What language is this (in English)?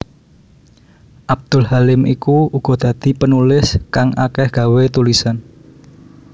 Javanese